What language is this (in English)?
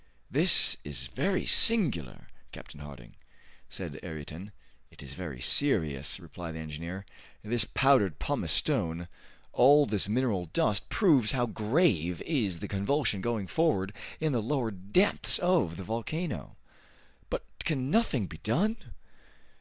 English